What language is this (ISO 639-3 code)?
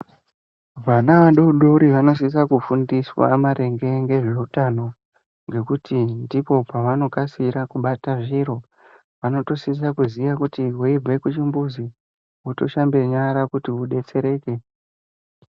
ndc